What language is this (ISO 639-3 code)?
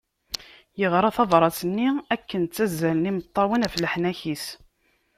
kab